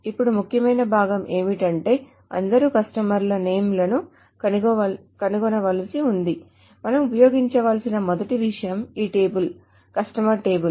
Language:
Telugu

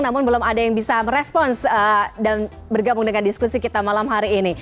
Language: Indonesian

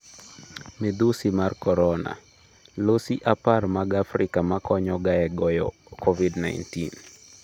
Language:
Luo (Kenya and Tanzania)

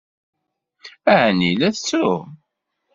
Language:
Kabyle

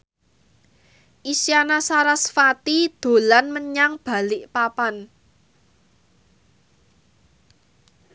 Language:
Javanese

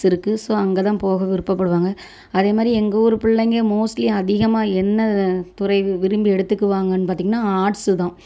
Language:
Tamil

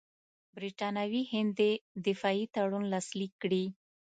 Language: Pashto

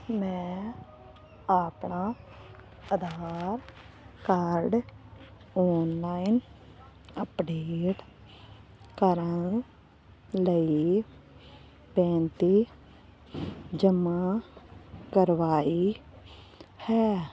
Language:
Punjabi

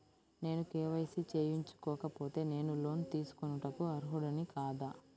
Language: Telugu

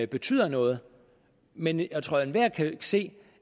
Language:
Danish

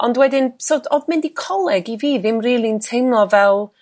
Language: Welsh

